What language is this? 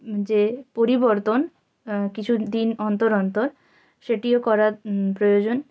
Bangla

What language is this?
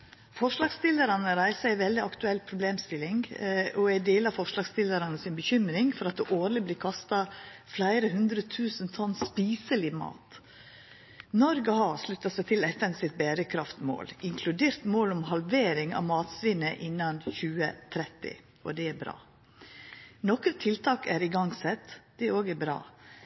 Norwegian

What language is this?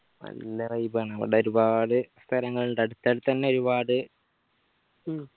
Malayalam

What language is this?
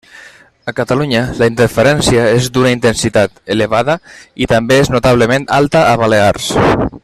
Catalan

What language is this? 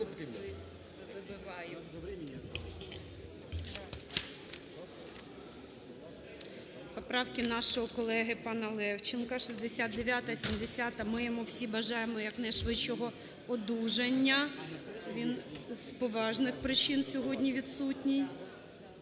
Ukrainian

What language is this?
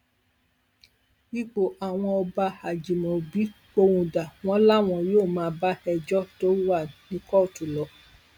Yoruba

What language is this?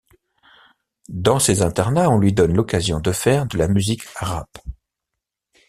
French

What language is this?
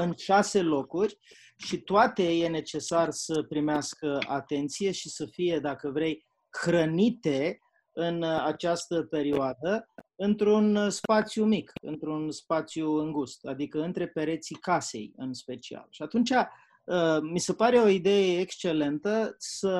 Romanian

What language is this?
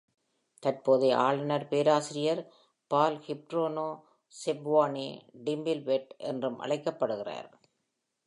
Tamil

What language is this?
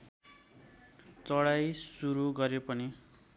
Nepali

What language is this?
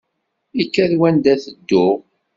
Kabyle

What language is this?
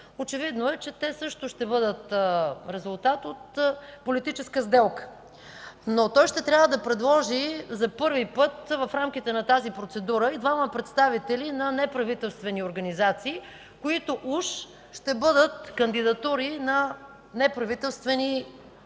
Bulgarian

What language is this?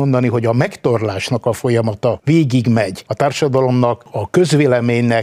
Hungarian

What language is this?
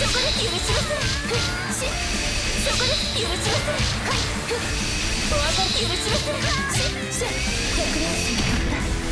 Japanese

